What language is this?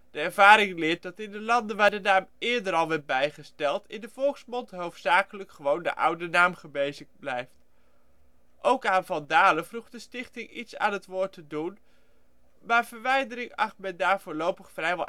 Dutch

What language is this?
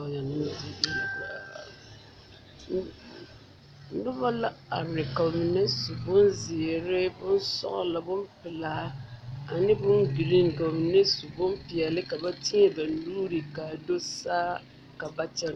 Southern Dagaare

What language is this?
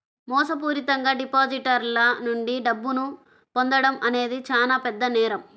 Telugu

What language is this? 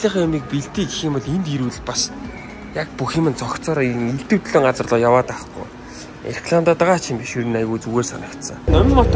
Arabic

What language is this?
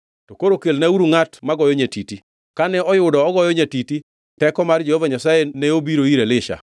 Luo (Kenya and Tanzania)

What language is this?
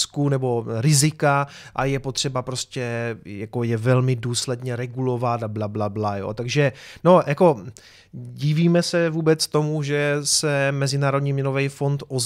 Czech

